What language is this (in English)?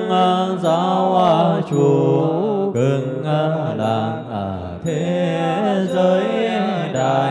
Vietnamese